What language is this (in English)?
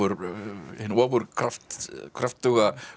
Icelandic